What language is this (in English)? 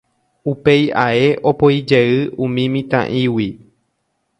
Guarani